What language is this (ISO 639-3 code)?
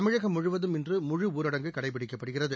tam